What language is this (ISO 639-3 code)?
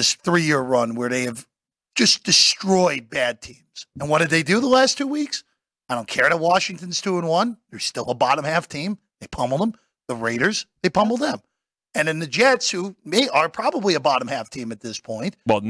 eng